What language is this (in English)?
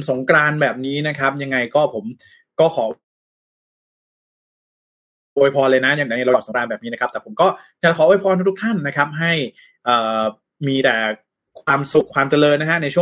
Thai